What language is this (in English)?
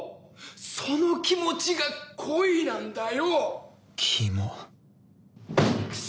Japanese